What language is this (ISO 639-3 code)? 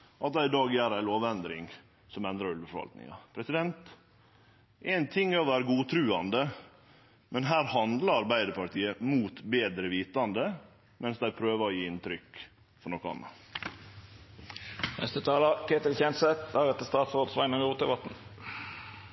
nno